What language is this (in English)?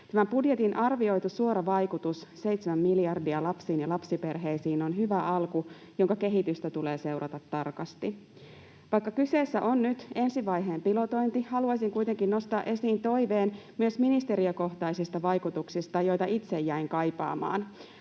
Finnish